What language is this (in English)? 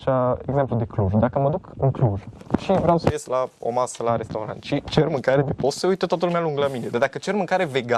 Romanian